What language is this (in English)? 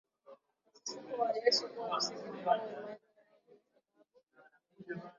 Swahili